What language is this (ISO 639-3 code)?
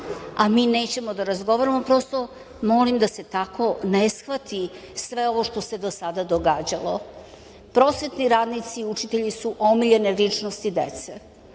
srp